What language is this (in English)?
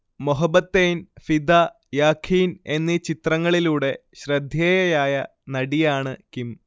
Malayalam